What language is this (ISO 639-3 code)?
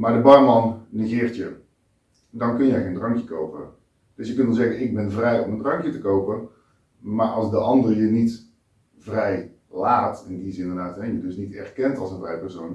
nld